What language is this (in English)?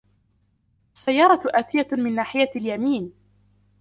Arabic